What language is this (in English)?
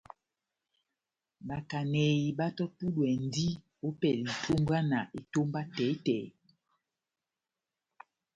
Batanga